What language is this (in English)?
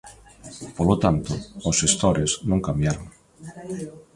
Galician